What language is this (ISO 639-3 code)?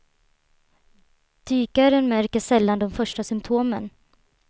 swe